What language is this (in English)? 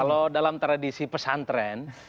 Indonesian